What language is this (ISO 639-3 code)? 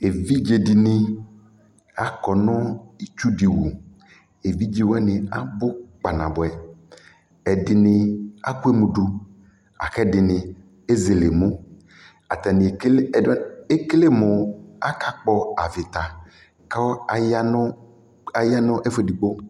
kpo